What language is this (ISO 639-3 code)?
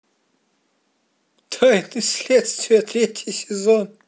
rus